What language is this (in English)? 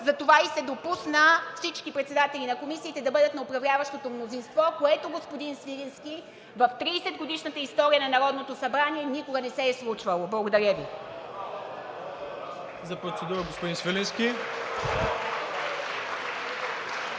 Bulgarian